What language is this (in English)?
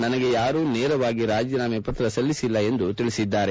Kannada